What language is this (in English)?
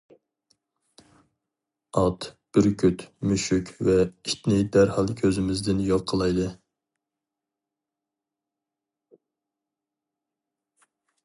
Uyghur